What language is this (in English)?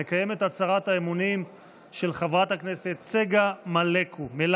Hebrew